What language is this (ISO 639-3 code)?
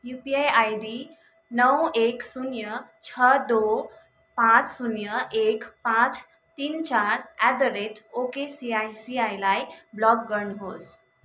nep